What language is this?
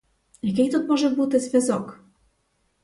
Ukrainian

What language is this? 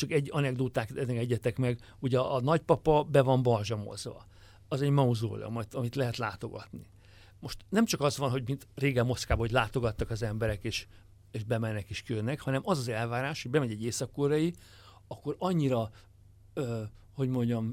Hungarian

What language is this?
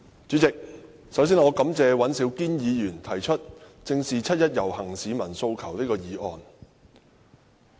Cantonese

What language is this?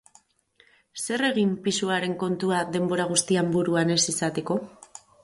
Basque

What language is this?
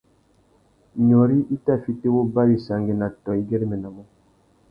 Tuki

